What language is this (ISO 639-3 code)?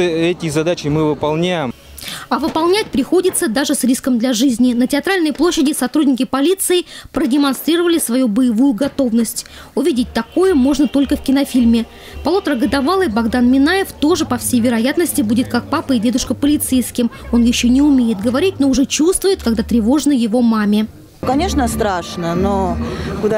rus